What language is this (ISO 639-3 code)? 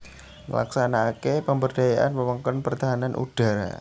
jav